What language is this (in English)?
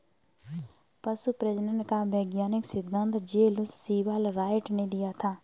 Hindi